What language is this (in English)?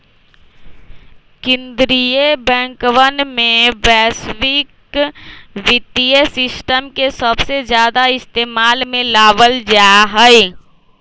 Magahi